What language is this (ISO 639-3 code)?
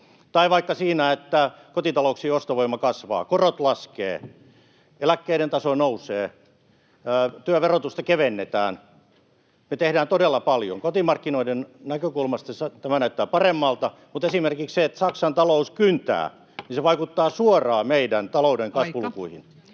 fin